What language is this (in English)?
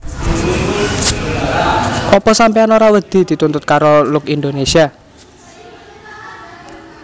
Javanese